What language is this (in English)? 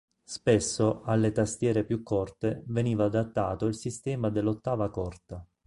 Italian